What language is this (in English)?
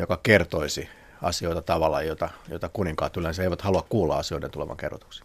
Finnish